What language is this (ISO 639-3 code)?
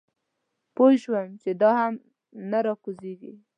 pus